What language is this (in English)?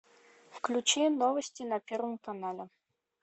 Russian